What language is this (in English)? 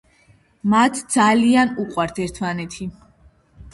Georgian